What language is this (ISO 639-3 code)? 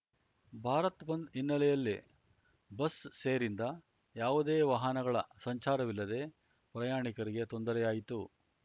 kan